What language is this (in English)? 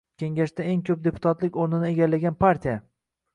Uzbek